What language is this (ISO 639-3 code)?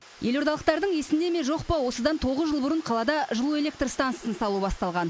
kaz